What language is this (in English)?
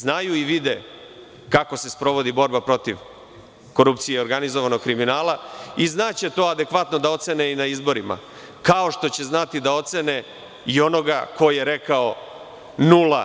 Serbian